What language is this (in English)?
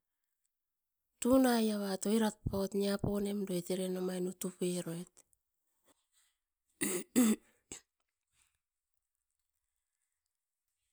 Askopan